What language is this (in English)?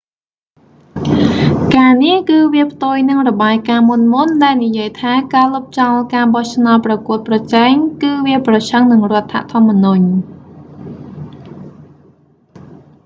Khmer